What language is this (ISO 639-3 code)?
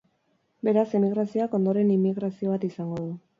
eus